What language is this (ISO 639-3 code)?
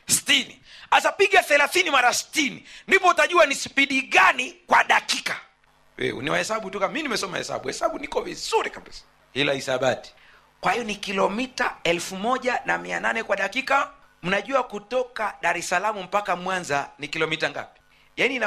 swa